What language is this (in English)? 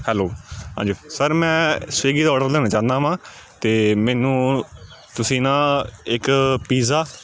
Punjabi